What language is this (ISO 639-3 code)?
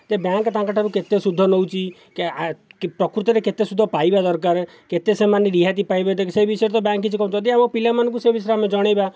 ori